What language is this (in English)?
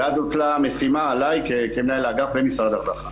Hebrew